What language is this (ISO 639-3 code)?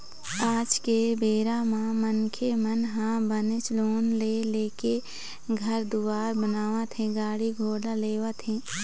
hne